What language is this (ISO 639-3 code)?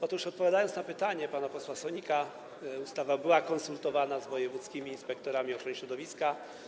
pol